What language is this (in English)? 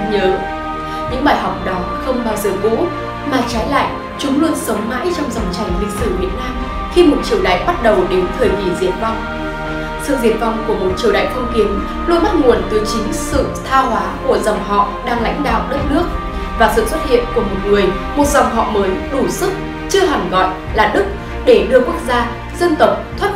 Vietnamese